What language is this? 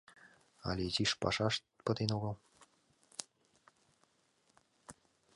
Mari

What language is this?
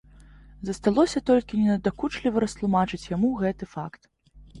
Belarusian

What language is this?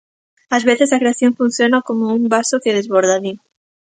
Galician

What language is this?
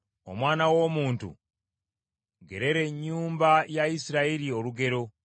Ganda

